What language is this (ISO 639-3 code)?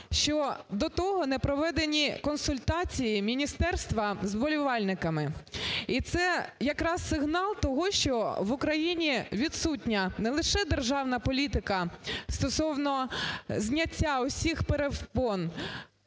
ukr